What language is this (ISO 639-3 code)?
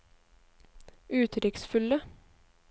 nor